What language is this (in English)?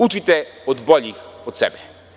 Serbian